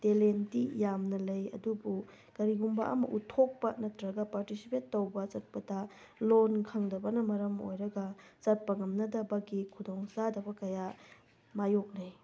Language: Manipuri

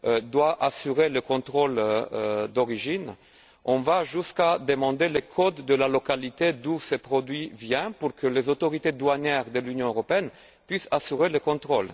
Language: French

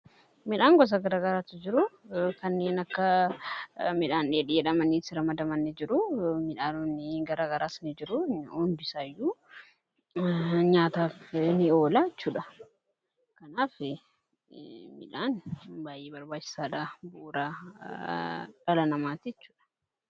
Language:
Oromo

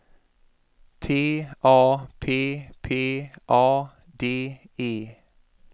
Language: Swedish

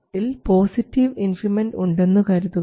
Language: Malayalam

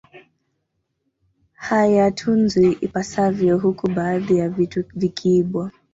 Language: Swahili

